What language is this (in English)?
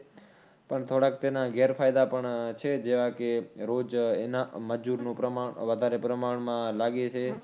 Gujarati